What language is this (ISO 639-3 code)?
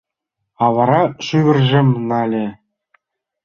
chm